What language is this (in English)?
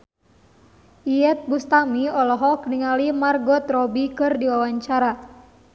Sundanese